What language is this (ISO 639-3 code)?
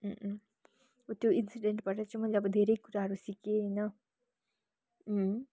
nep